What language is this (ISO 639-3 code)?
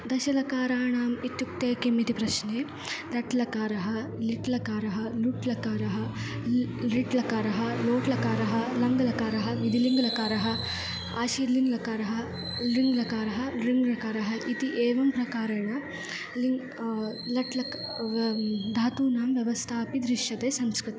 san